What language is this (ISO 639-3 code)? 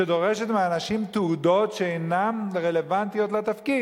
heb